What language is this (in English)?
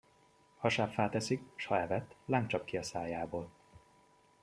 Hungarian